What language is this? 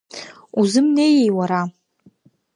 Abkhazian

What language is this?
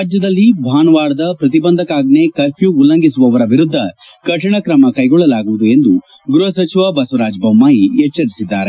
Kannada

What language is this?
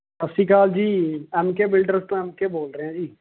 Punjabi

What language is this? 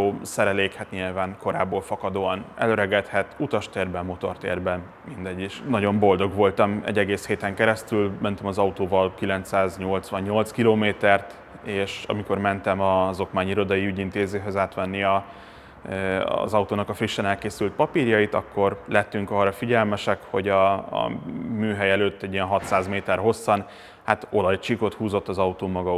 Hungarian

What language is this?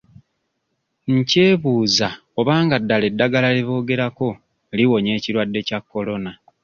Ganda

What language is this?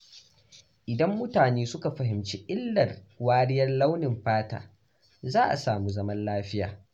Hausa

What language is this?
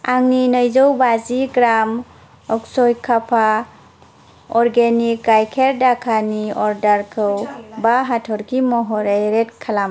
Bodo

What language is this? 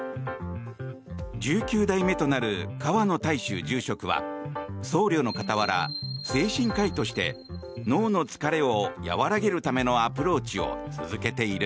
Japanese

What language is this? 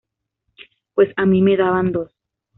Spanish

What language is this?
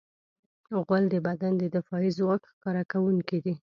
Pashto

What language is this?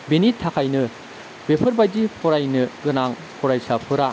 Bodo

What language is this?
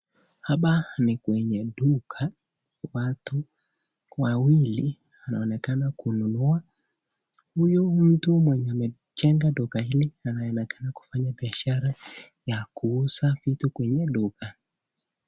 Swahili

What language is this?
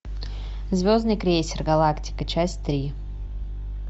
Russian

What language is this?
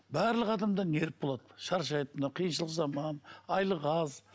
Kazakh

